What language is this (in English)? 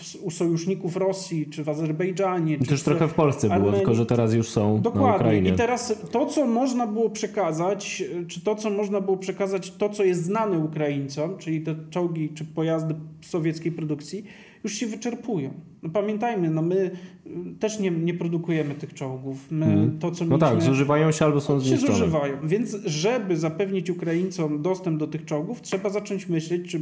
Polish